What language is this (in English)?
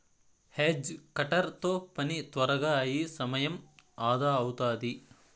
Telugu